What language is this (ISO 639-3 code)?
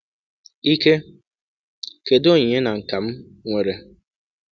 ibo